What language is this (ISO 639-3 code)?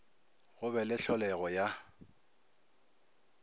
nso